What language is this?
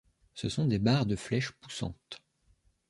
French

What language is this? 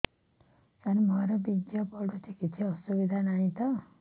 Odia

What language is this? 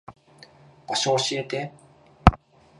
Japanese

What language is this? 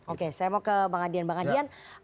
Indonesian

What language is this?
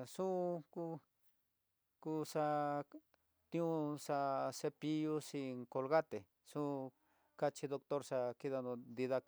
Tidaá Mixtec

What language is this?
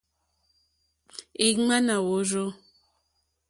Mokpwe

